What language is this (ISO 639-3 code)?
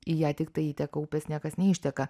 lit